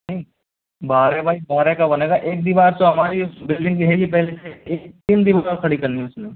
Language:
Hindi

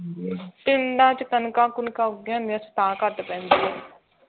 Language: Punjabi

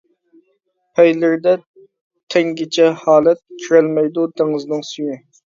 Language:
Uyghur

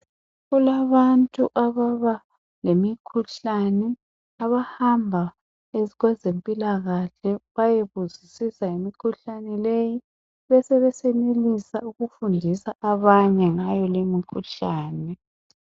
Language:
North Ndebele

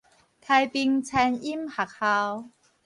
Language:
Min Nan Chinese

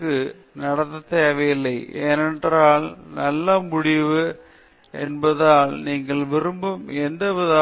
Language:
Tamil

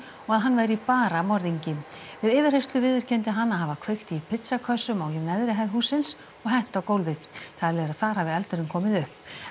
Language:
Icelandic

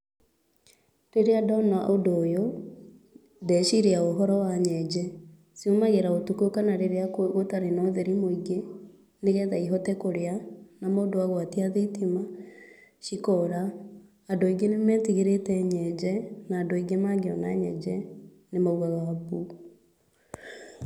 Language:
Kikuyu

